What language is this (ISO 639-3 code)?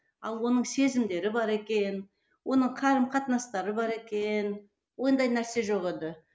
kaz